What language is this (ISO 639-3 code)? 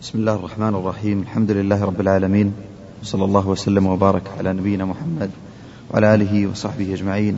ara